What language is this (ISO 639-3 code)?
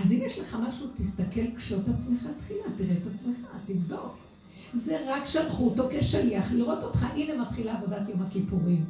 heb